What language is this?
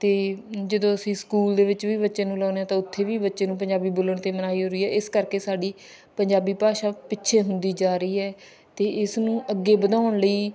Punjabi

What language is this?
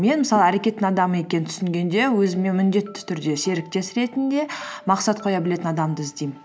Kazakh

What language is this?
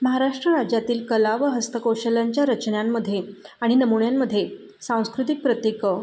Marathi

